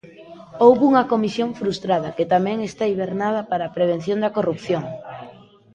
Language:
Galician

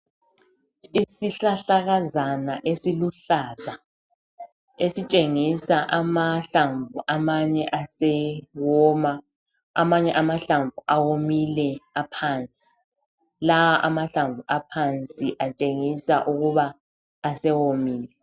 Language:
North Ndebele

